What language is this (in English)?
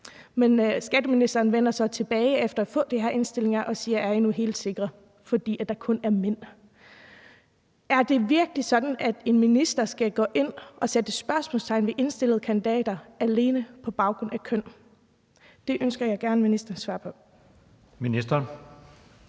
Danish